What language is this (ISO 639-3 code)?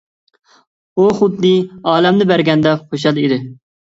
uig